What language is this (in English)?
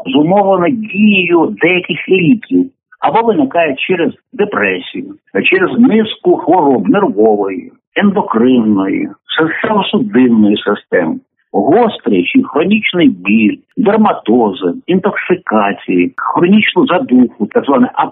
Ukrainian